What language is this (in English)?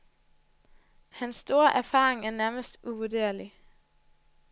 Danish